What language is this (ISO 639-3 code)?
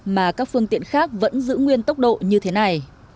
vie